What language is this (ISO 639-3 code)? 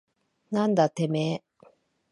jpn